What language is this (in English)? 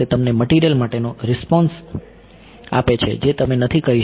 Gujarati